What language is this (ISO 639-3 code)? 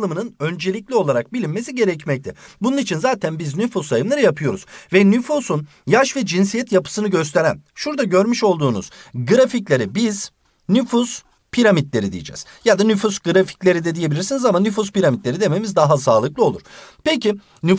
tur